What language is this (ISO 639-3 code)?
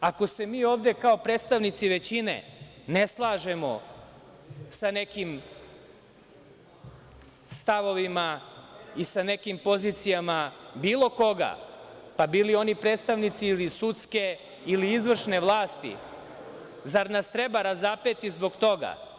srp